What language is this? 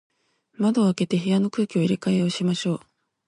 Japanese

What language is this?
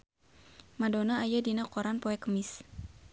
Sundanese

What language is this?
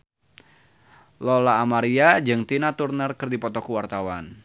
Sundanese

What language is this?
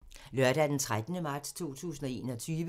Danish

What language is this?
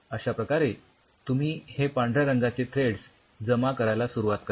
Marathi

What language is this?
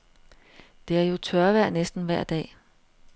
Danish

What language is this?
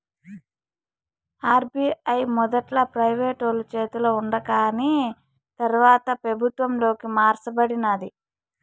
Telugu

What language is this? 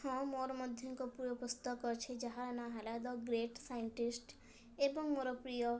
Odia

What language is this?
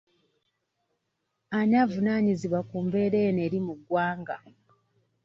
Ganda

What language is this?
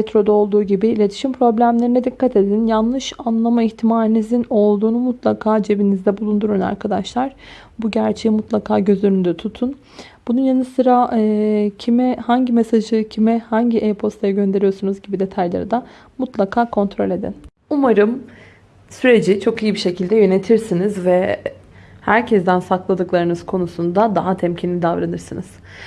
Turkish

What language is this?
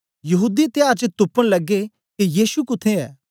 Dogri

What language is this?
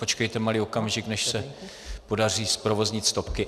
Czech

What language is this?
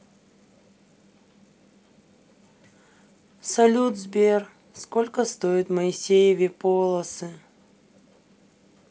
Russian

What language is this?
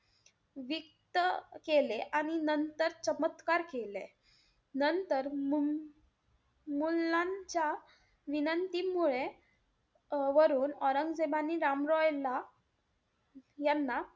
Marathi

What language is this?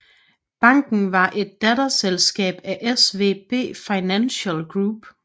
Danish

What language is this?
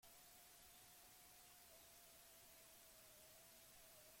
Basque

